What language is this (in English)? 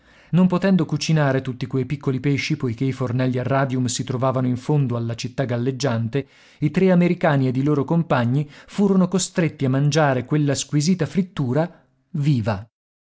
Italian